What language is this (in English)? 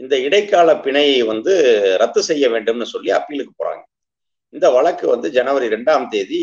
Romanian